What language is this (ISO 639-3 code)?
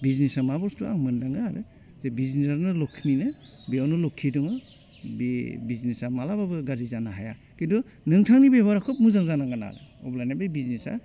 brx